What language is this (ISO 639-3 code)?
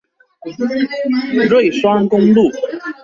zho